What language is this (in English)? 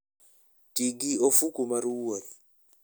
Luo (Kenya and Tanzania)